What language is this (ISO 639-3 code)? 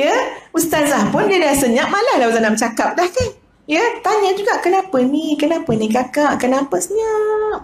msa